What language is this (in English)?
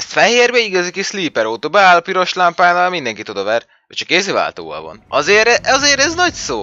Hungarian